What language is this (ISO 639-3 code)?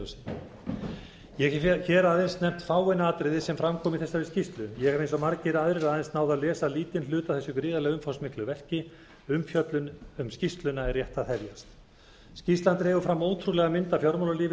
isl